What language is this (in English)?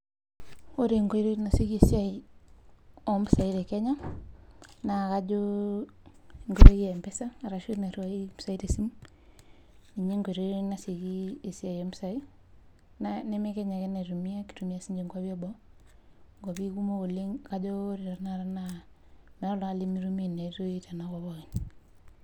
Masai